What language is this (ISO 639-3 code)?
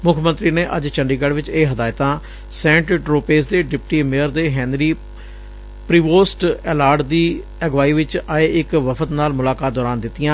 pan